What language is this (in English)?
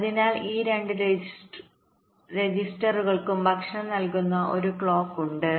Malayalam